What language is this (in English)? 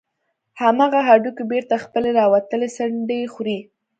Pashto